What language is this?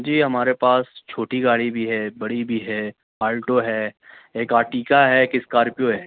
Urdu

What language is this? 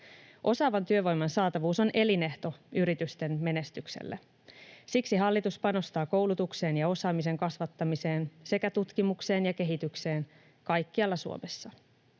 Finnish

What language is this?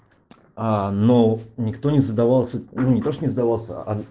Russian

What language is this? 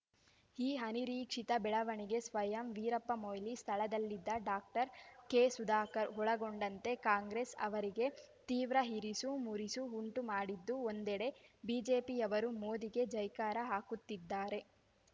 Kannada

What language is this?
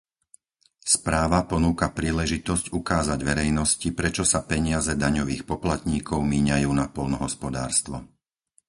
Slovak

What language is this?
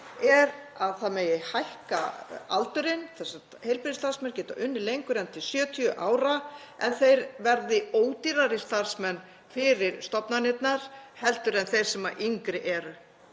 Icelandic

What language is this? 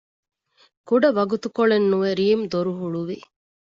Divehi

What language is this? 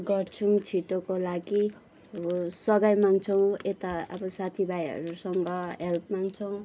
Nepali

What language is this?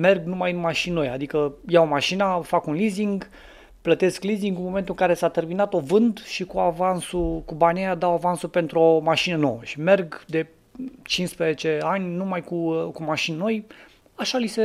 Romanian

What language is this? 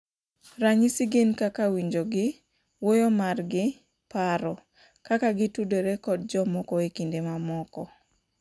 Luo (Kenya and Tanzania)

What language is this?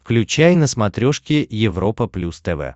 Russian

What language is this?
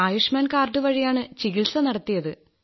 Malayalam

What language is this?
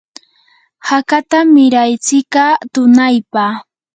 Yanahuanca Pasco Quechua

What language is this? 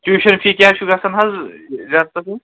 Kashmiri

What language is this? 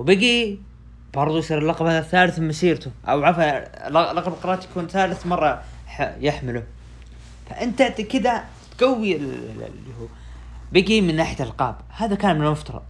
Arabic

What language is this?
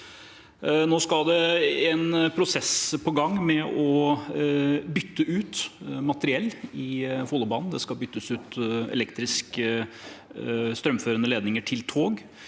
Norwegian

